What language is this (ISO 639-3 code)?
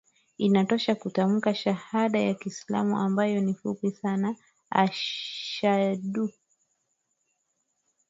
swa